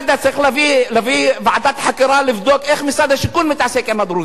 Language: Hebrew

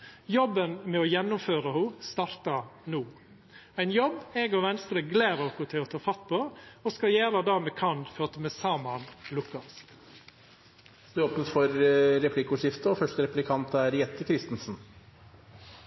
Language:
Norwegian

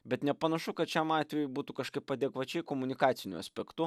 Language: Lithuanian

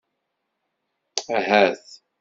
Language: Kabyle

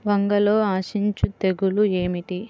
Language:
Telugu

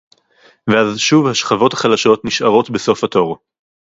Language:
Hebrew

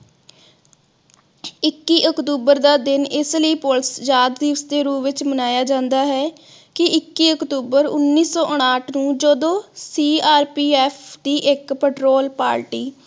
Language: Punjabi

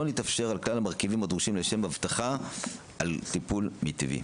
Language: Hebrew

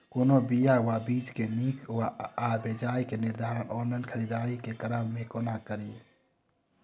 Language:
Maithili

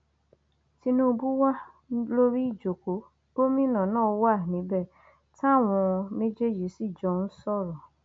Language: Yoruba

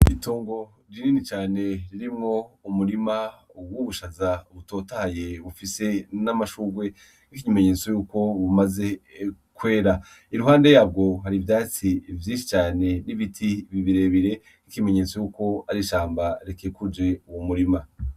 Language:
Rundi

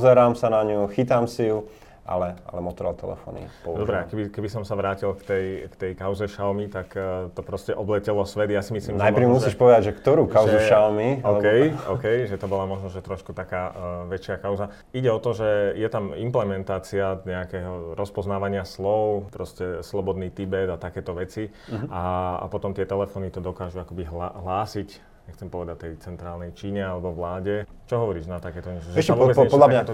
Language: Slovak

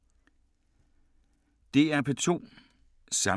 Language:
Danish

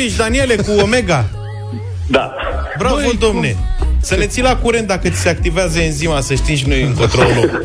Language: Romanian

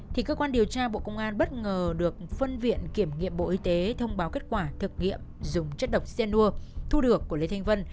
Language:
Vietnamese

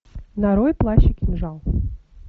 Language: Russian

